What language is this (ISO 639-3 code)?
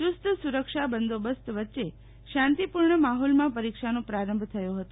guj